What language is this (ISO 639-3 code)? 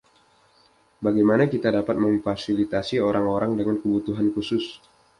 ind